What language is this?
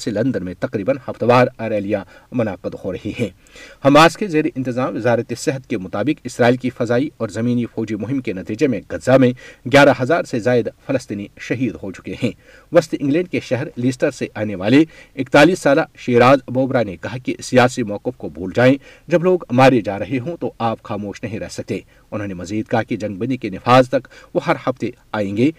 Urdu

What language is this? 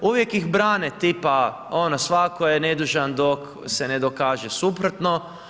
Croatian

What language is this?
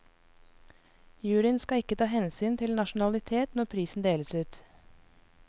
Norwegian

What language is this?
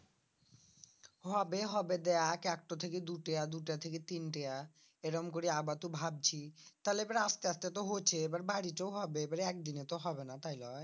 Bangla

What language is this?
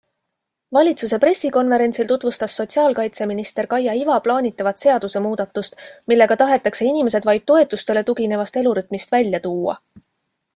Estonian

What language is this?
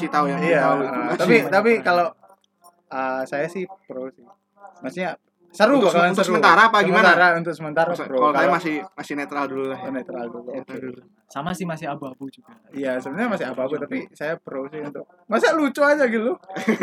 Indonesian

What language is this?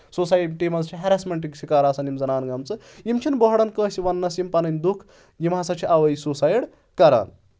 Kashmiri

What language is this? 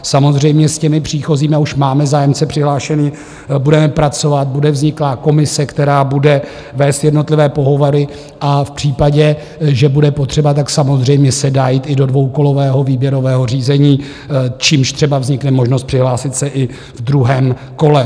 Czech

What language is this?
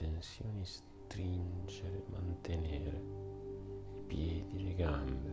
Italian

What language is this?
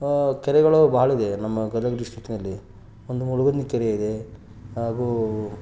Kannada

